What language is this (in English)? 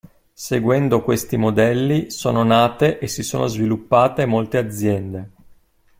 Italian